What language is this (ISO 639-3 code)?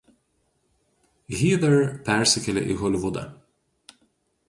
lit